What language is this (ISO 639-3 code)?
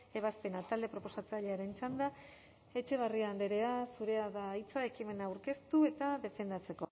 eus